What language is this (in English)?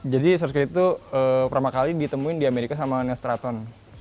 Indonesian